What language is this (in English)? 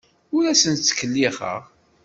Kabyle